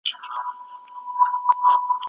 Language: Pashto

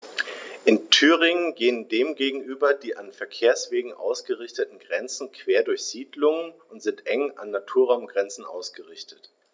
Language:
German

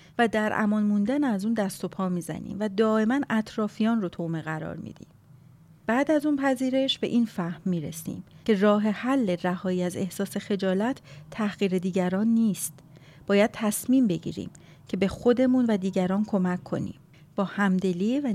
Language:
Persian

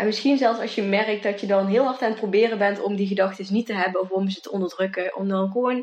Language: Dutch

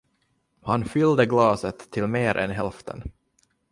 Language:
Swedish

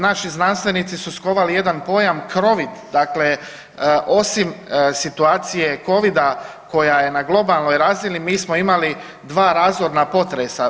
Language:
Croatian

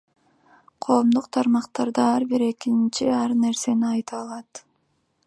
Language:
Kyrgyz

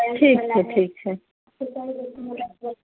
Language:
Maithili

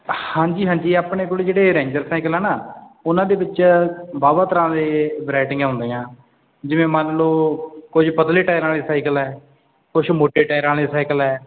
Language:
Punjabi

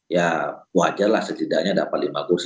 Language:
Indonesian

